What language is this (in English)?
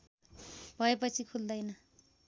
Nepali